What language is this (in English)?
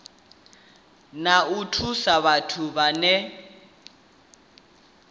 Venda